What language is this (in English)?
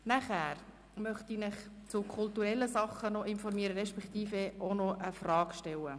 Swiss German